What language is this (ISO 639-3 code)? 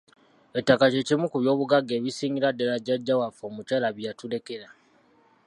lug